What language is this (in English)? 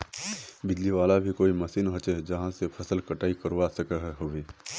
Magahi